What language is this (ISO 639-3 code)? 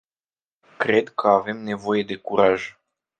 ron